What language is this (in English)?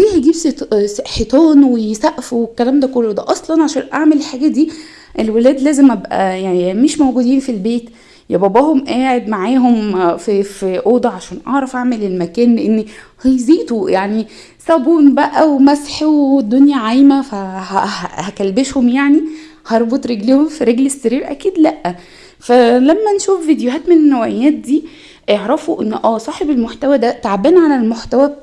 Arabic